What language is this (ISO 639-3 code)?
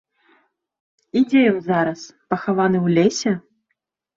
bel